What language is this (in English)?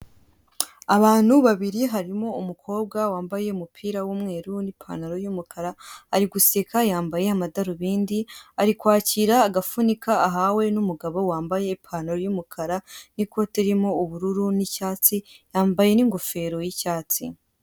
Kinyarwanda